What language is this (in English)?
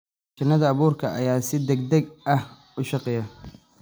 Somali